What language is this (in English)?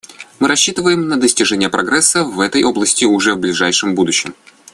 Russian